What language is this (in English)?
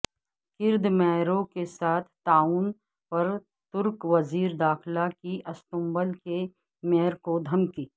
Urdu